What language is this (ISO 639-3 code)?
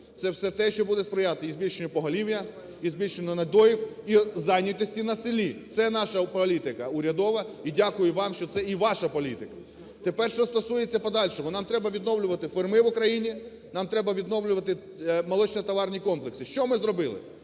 ukr